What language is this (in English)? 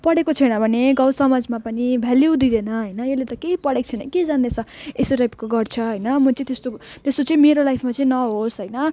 Nepali